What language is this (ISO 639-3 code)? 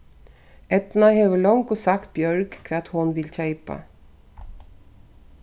fao